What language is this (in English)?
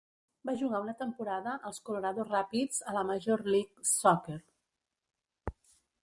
Catalan